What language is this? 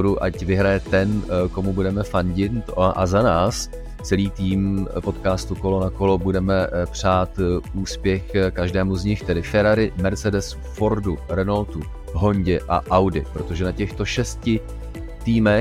Czech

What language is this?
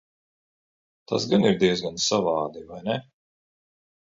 Latvian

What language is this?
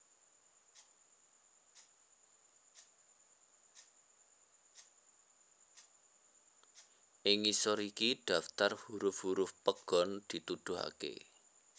Javanese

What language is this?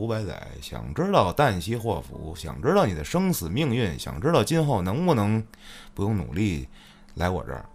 Chinese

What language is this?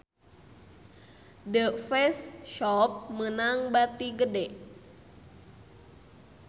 Sundanese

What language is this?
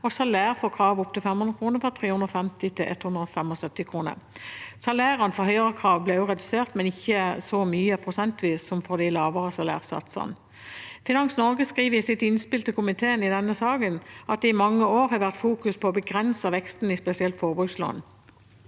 Norwegian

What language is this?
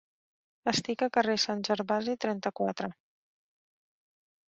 Catalan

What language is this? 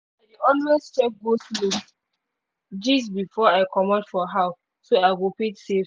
Nigerian Pidgin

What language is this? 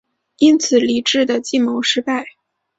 Chinese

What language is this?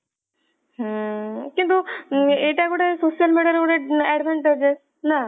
Odia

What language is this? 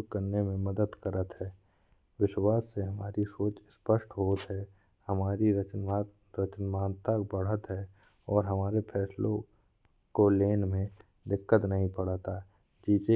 Bundeli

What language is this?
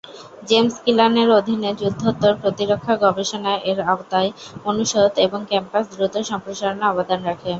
Bangla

